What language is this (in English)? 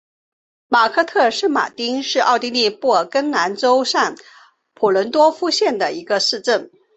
Chinese